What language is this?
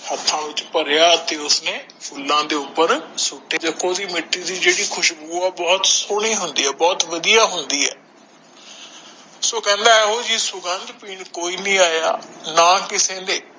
Punjabi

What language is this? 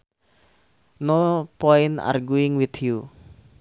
Sundanese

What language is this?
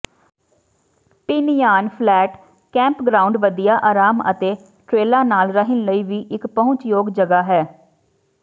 Punjabi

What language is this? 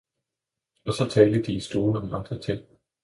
Danish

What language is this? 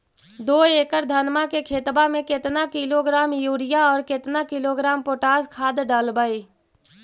Magahi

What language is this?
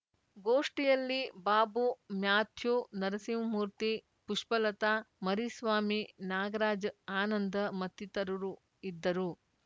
Kannada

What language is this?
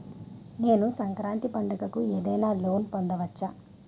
Telugu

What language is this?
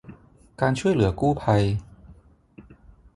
Thai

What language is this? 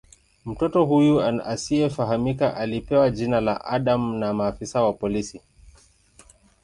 Swahili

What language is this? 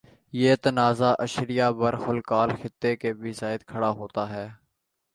Urdu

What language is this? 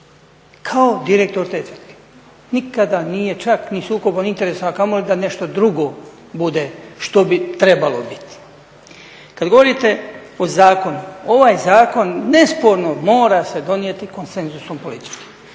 Croatian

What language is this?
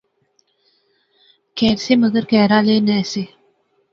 Pahari-Potwari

